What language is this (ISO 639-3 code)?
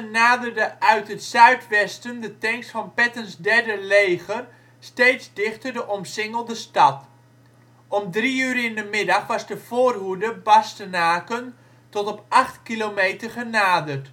nld